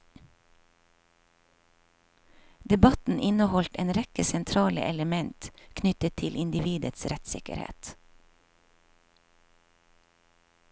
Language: Norwegian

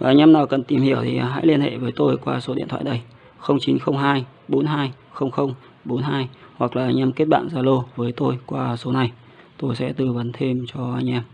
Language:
Vietnamese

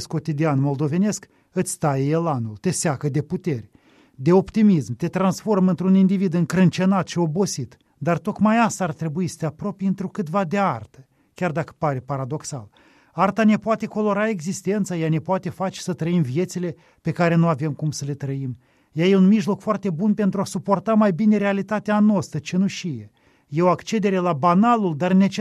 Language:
Romanian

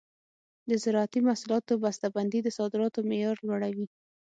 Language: Pashto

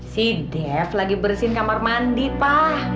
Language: Indonesian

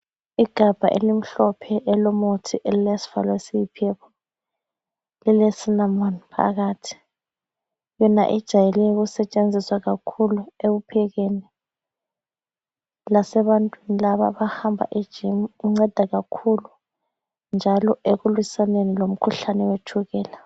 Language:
North Ndebele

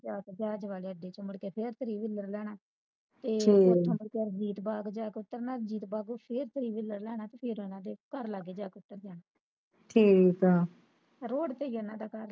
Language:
Punjabi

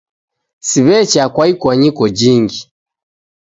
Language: Taita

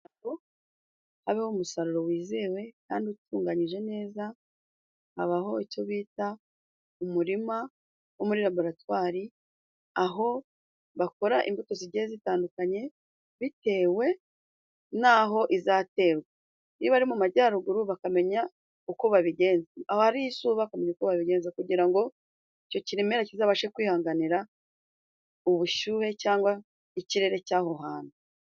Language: Kinyarwanda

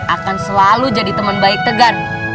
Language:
Indonesian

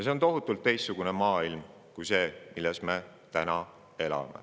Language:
Estonian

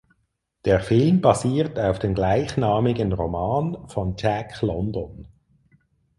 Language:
German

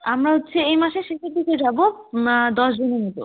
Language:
Bangla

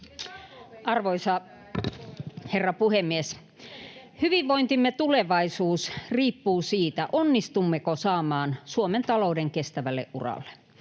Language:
Finnish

